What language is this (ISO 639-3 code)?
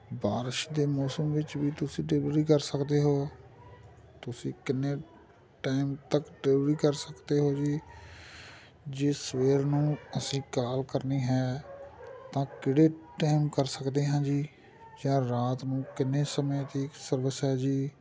pan